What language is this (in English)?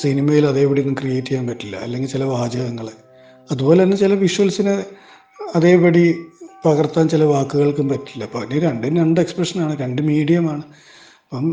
Malayalam